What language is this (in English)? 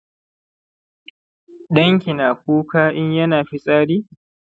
Hausa